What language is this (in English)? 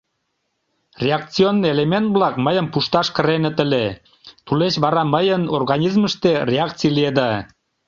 Mari